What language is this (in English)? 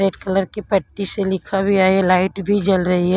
Hindi